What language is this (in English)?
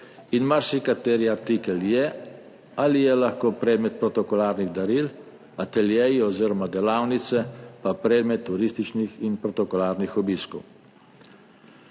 Slovenian